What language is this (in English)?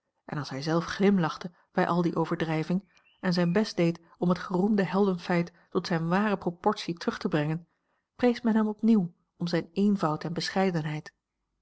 Dutch